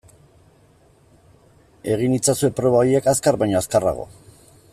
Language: Basque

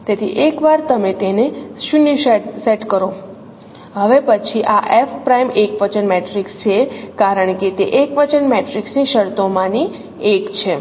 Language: Gujarati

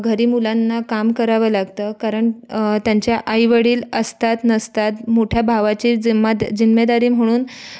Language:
Marathi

